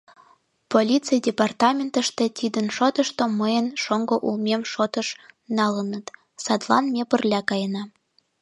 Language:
Mari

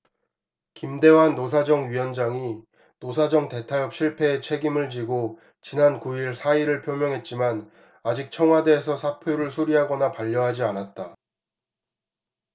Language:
Korean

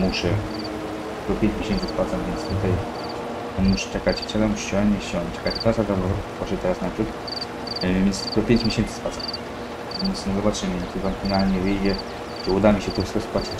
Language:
Polish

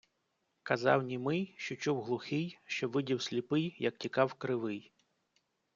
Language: Ukrainian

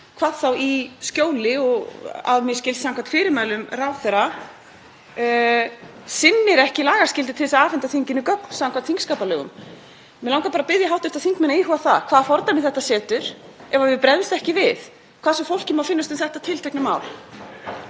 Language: Icelandic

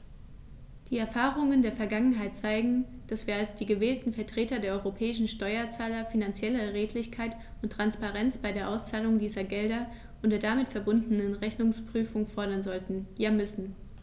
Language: German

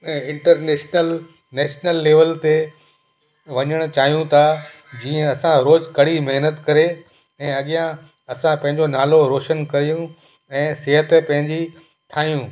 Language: Sindhi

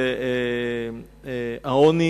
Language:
Hebrew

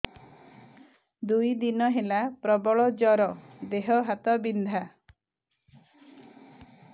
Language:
Odia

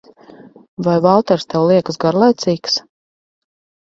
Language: Latvian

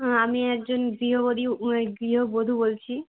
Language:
Bangla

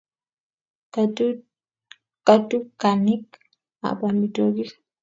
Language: Kalenjin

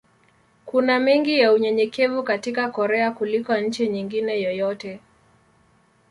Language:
Swahili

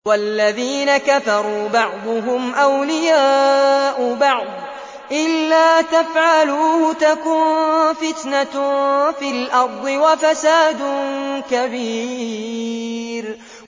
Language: Arabic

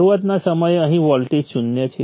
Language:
Gujarati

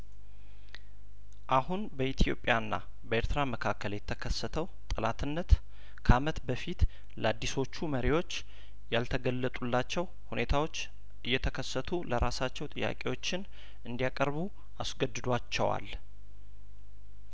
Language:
Amharic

